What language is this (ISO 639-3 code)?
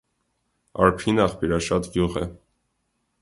hye